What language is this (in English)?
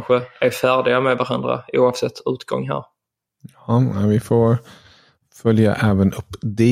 Swedish